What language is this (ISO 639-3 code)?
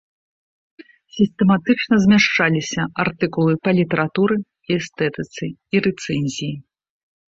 bel